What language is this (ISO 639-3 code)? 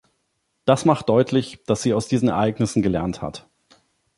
deu